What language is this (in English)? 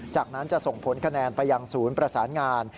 Thai